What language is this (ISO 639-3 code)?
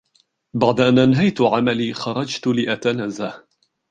ara